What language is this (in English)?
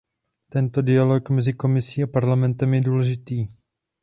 Czech